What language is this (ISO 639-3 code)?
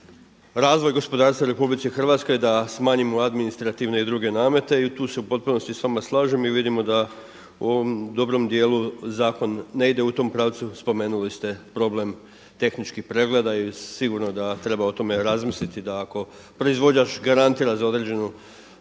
hrv